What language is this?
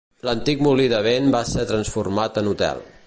Catalan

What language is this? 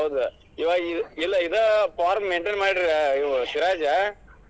Kannada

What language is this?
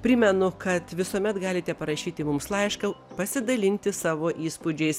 Lithuanian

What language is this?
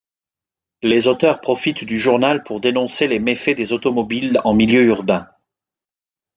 French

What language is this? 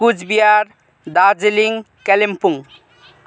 Nepali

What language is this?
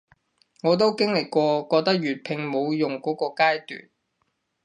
Cantonese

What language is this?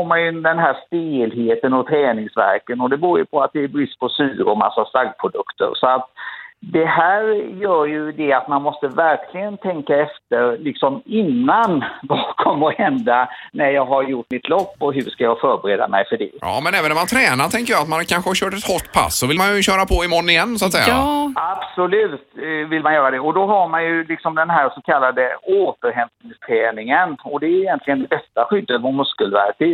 Swedish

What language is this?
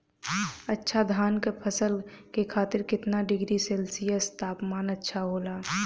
Bhojpuri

